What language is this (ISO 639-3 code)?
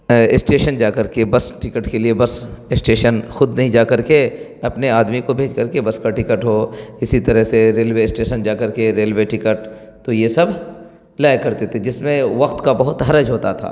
urd